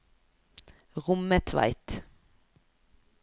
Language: Norwegian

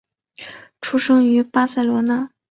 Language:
Chinese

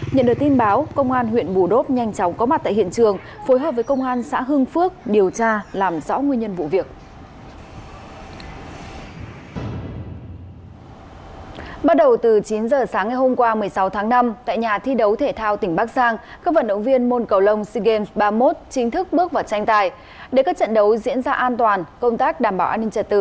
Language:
Vietnamese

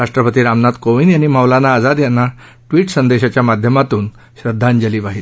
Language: Marathi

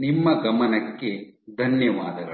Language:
Kannada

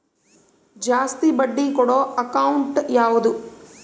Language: Kannada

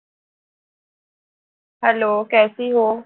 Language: Bangla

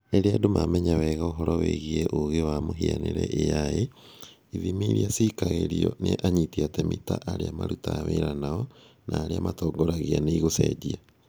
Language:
Kikuyu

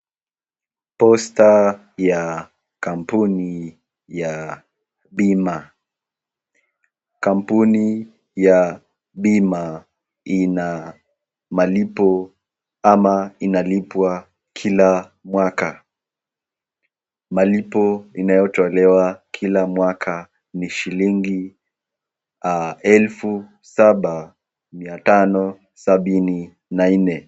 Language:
Swahili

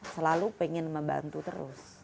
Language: Indonesian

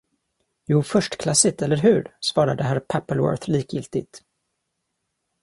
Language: Swedish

